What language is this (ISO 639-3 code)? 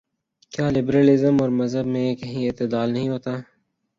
urd